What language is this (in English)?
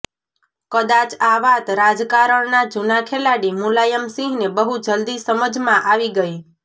Gujarati